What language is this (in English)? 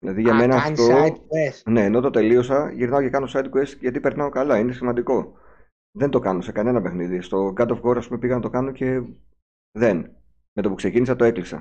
Greek